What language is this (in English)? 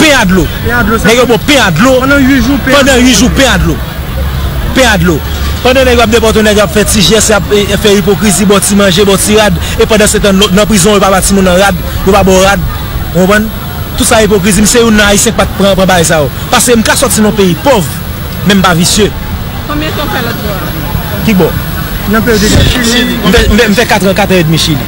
French